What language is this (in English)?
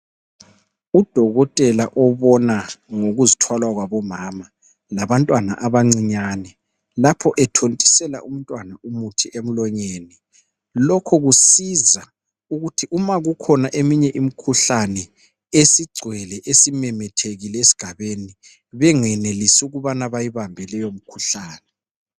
North Ndebele